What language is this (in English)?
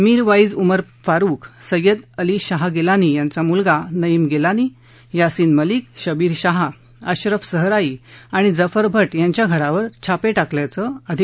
Marathi